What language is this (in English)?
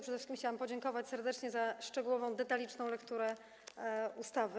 Polish